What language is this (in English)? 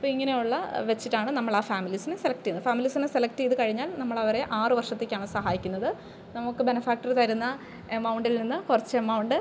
Malayalam